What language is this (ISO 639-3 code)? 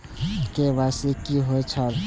mai